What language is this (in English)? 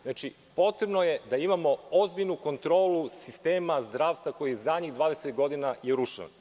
Serbian